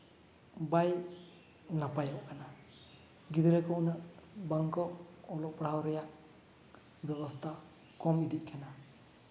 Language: Santali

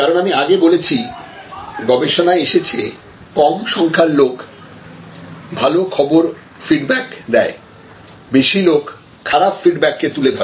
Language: Bangla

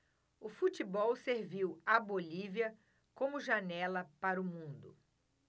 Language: Portuguese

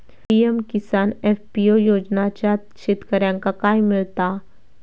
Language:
Marathi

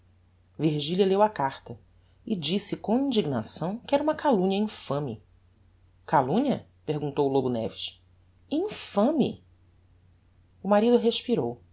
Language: Portuguese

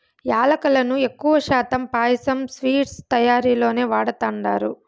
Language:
Telugu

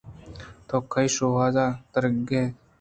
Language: Eastern Balochi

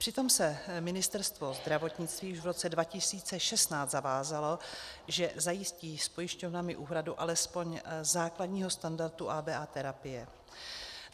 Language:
Czech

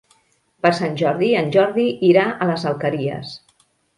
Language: Catalan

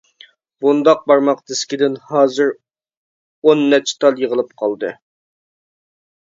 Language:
Uyghur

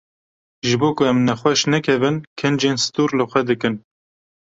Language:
Kurdish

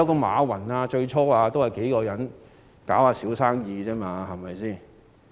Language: Cantonese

